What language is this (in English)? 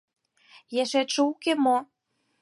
Mari